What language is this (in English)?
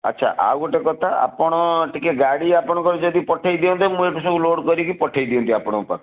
Odia